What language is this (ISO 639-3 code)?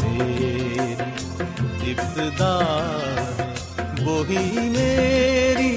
urd